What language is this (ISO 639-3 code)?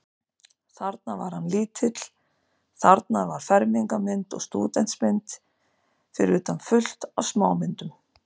isl